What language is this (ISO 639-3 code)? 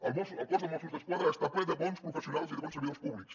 cat